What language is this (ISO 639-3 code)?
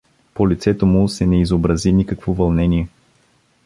bul